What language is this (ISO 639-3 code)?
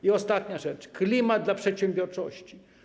pol